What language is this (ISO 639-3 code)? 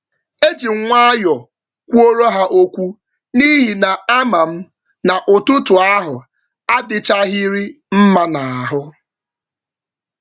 ibo